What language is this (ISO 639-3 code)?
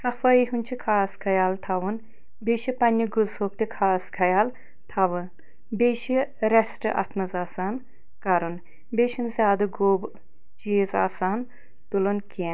kas